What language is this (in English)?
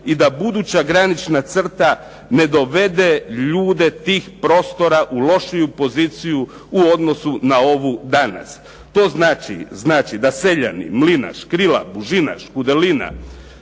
Croatian